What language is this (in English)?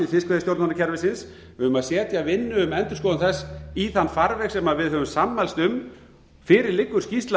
Icelandic